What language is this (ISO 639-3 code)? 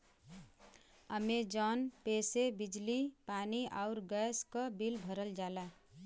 bho